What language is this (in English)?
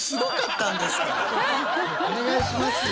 Japanese